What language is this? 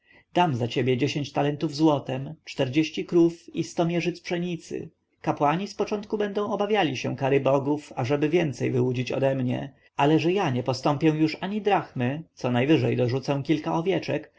Polish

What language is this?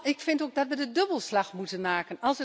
Dutch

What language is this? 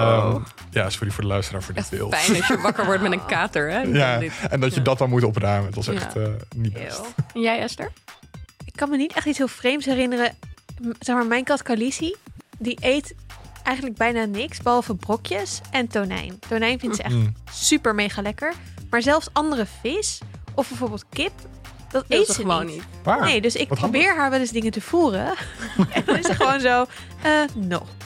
Dutch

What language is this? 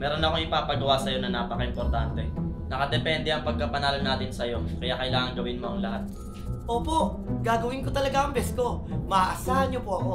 Filipino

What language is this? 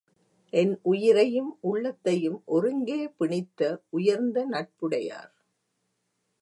Tamil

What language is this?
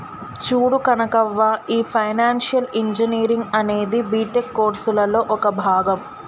Telugu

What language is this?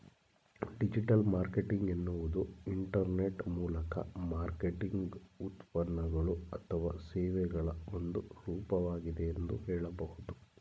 Kannada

